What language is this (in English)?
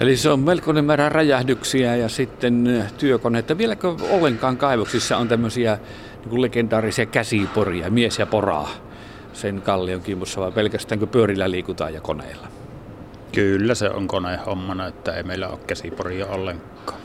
Finnish